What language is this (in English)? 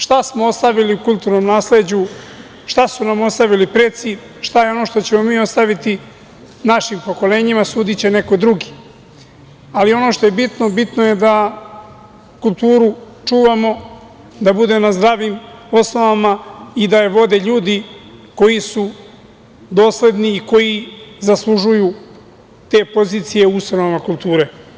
Serbian